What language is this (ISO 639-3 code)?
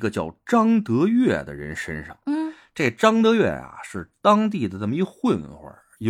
zho